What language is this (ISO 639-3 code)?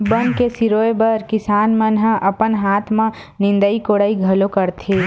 hne